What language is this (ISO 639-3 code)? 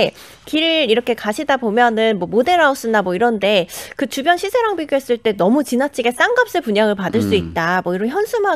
kor